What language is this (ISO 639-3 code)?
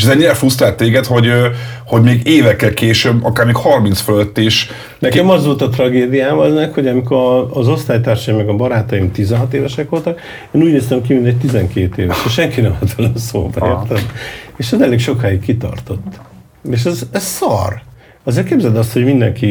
hun